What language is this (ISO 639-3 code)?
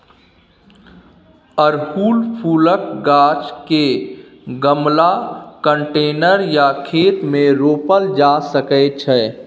mai